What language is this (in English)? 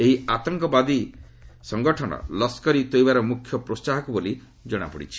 Odia